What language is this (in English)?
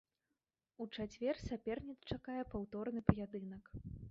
Belarusian